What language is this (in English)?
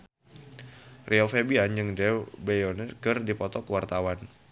Sundanese